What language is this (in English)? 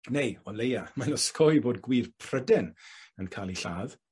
Welsh